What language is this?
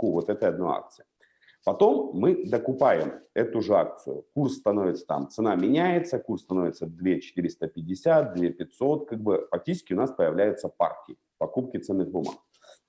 Russian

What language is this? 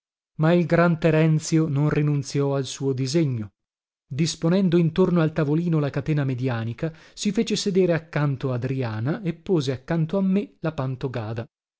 Italian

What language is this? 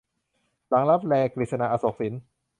Thai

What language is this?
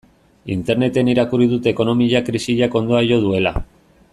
Basque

